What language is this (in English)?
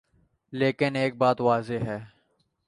Urdu